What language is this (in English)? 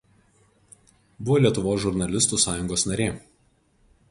Lithuanian